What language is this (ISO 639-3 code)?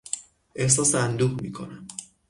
fas